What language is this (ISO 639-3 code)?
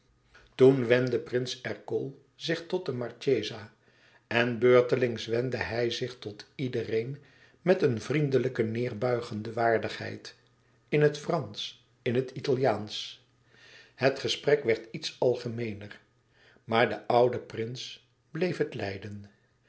nld